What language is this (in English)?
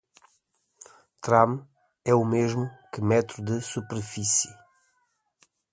Portuguese